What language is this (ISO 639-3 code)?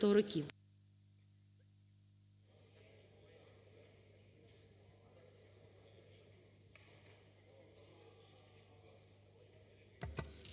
ukr